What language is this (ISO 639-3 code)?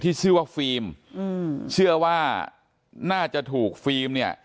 tha